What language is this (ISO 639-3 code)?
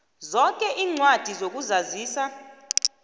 nbl